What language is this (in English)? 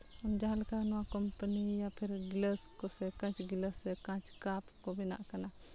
Santali